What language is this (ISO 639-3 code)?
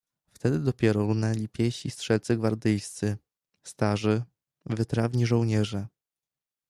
pol